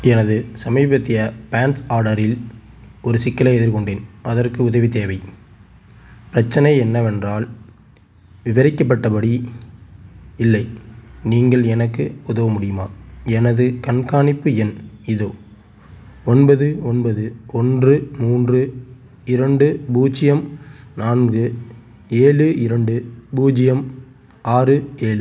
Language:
Tamil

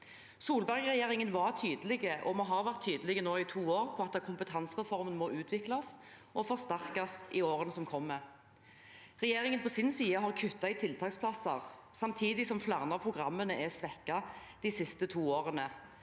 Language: Norwegian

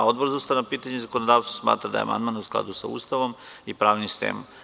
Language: Serbian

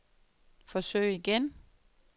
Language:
Danish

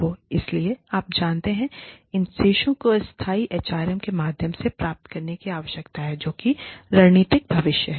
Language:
Hindi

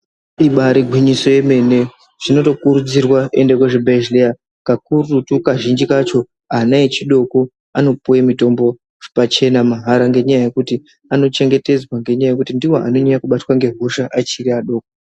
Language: Ndau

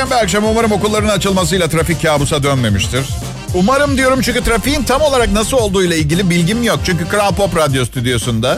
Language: Turkish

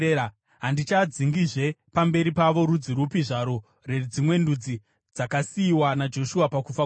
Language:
Shona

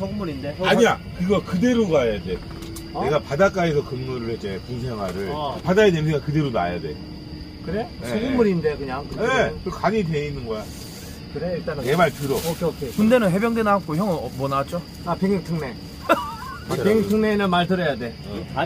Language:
Korean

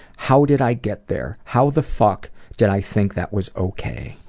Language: English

